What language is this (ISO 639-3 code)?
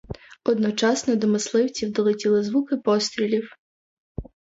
ukr